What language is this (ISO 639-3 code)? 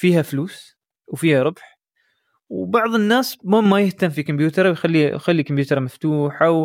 ara